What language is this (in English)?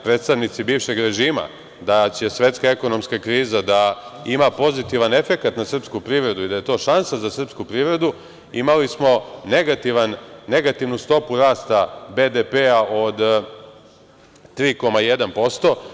Serbian